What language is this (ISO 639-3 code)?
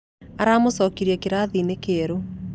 kik